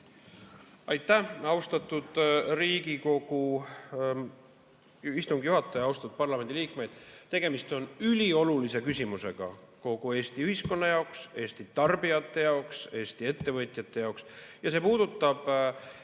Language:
Estonian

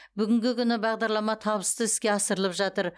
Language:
Kazakh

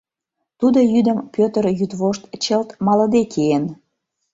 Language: Mari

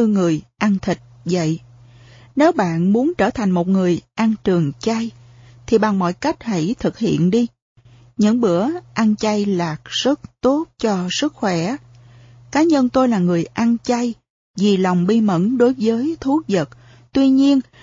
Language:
Vietnamese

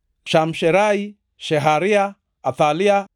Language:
Luo (Kenya and Tanzania)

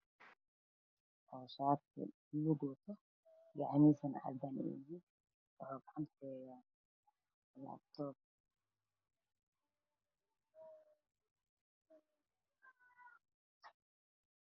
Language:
Somali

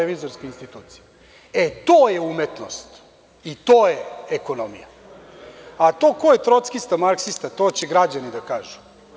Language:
Serbian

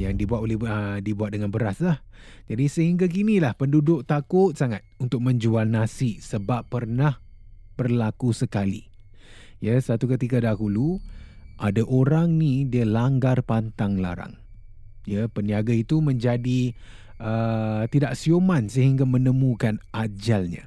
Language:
Malay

